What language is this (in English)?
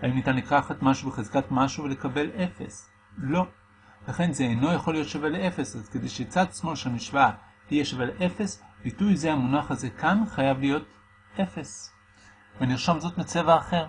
Hebrew